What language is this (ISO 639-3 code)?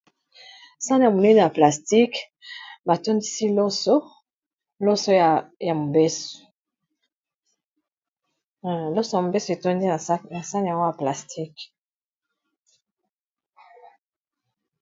lin